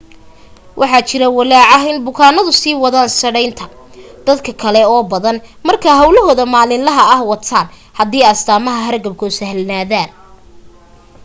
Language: Somali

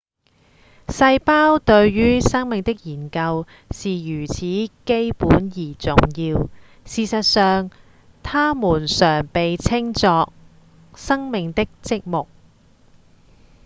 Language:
Cantonese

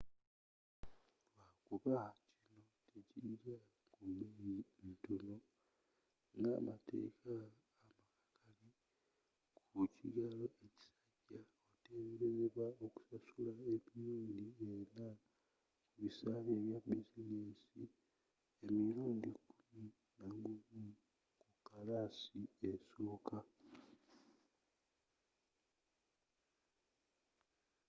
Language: Ganda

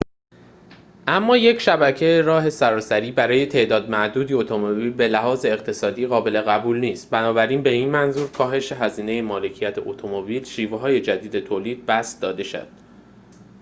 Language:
Persian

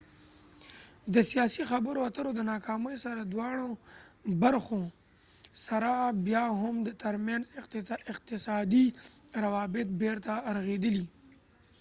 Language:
Pashto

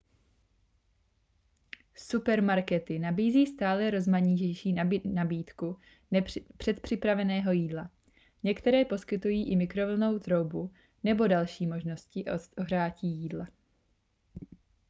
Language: Czech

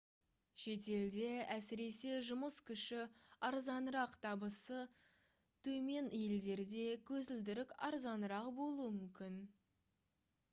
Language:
Kazakh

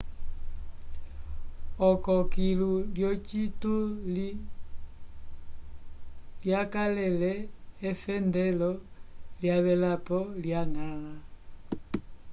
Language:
Umbundu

